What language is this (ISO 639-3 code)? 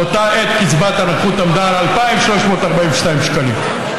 heb